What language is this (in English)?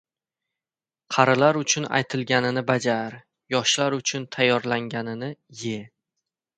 Uzbek